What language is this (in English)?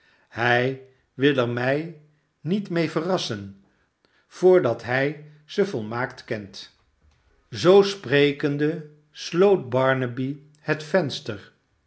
Dutch